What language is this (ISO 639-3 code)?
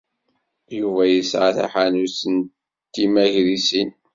kab